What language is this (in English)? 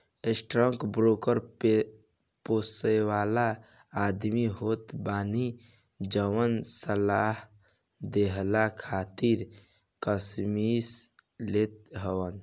Bhojpuri